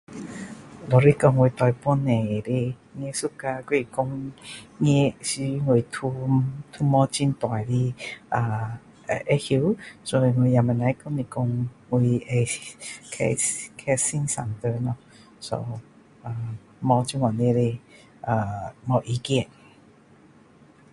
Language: Min Dong Chinese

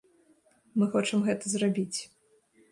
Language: Belarusian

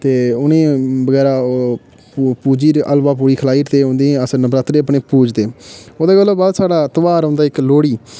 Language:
Dogri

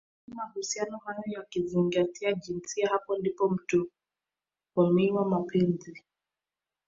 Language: Swahili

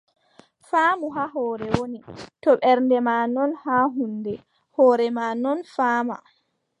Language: Adamawa Fulfulde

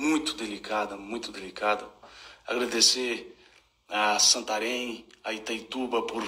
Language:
Portuguese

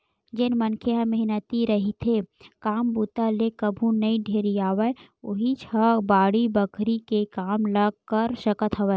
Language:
Chhattisgarhi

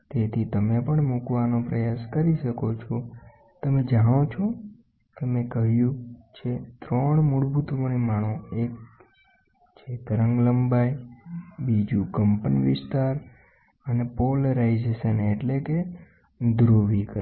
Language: Gujarati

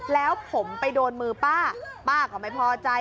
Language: Thai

